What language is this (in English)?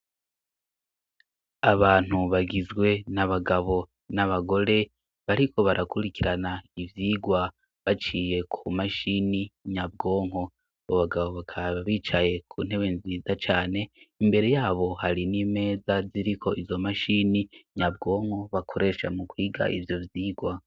Rundi